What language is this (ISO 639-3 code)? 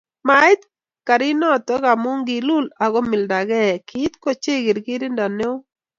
kln